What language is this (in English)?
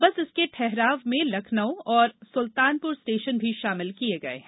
Hindi